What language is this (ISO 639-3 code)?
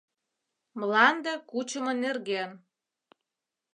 chm